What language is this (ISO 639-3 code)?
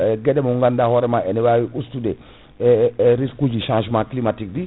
ful